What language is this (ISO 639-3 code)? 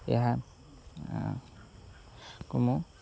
ori